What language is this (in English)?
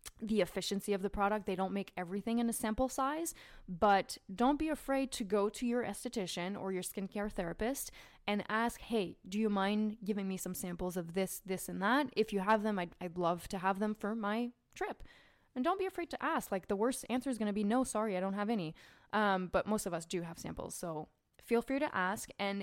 English